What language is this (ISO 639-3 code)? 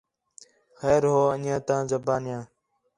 xhe